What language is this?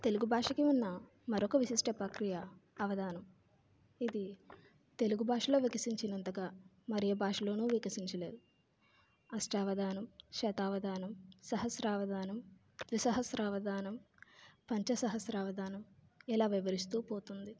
Telugu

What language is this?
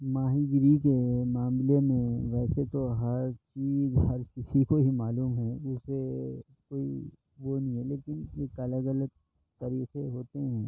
Urdu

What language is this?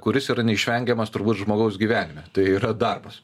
Lithuanian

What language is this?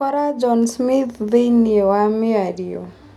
Kikuyu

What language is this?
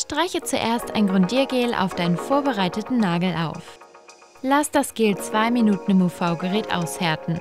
German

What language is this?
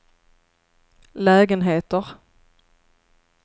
Swedish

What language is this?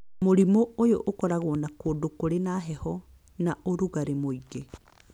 Kikuyu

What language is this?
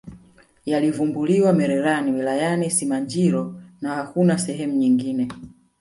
Swahili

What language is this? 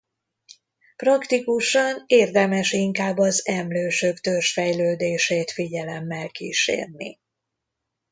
Hungarian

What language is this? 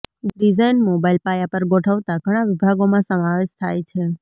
Gujarati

